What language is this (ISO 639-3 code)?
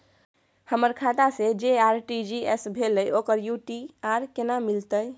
mai